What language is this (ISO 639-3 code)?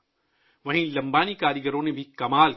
urd